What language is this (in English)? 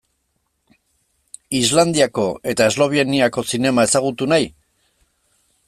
Basque